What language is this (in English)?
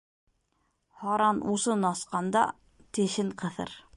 Bashkir